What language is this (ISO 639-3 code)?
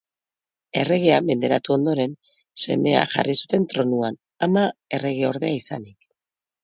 eus